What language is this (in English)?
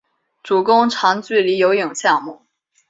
Chinese